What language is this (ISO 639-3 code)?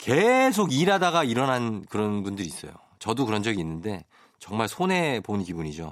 kor